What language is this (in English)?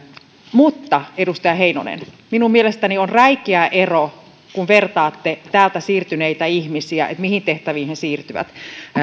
Finnish